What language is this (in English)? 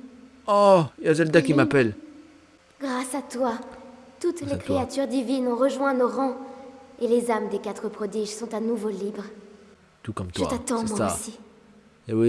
French